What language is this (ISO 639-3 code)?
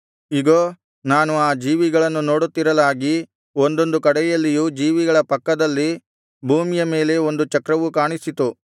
kan